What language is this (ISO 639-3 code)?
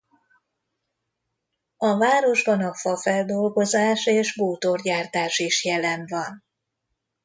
hun